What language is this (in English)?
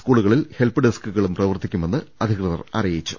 Malayalam